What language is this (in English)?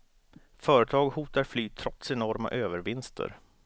Swedish